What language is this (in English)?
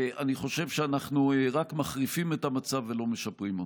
Hebrew